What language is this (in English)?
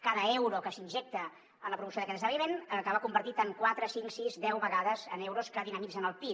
Catalan